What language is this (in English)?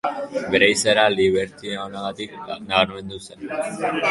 Basque